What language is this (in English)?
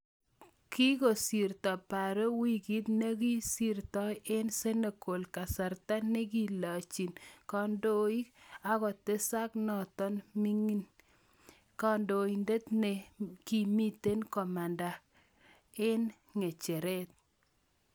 Kalenjin